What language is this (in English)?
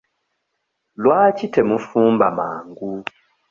Ganda